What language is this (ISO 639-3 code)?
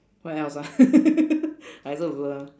eng